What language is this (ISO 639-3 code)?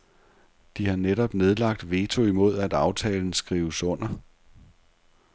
dan